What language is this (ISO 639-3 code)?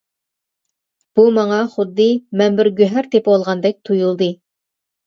uig